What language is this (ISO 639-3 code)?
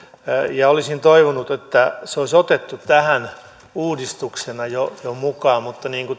fin